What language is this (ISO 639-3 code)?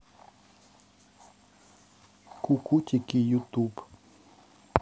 rus